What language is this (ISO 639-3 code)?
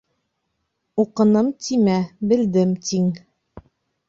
bak